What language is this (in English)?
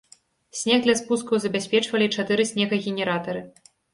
Belarusian